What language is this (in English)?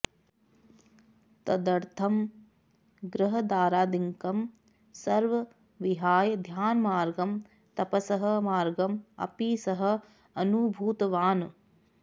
Sanskrit